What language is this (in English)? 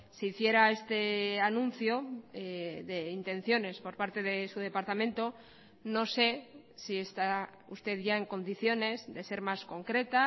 Spanish